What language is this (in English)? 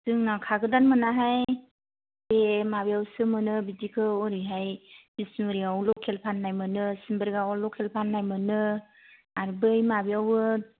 Bodo